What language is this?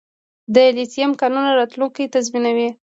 Pashto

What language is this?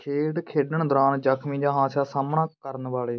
Punjabi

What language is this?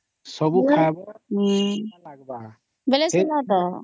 Odia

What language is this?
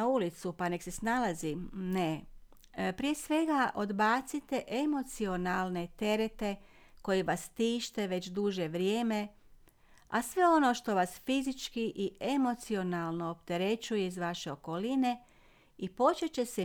Croatian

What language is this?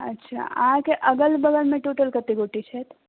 Maithili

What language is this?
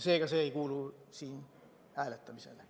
Estonian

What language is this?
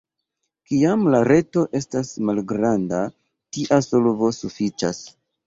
Esperanto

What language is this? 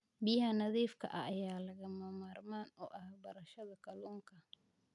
Somali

